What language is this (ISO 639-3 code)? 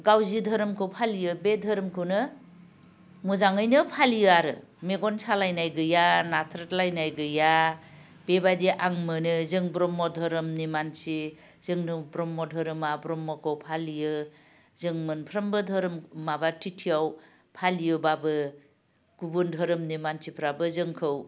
brx